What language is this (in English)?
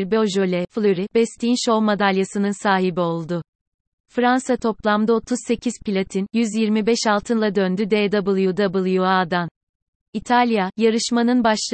Turkish